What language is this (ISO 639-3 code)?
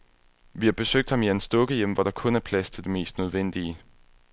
dan